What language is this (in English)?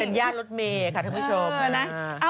Thai